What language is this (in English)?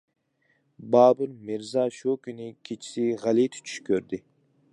Uyghur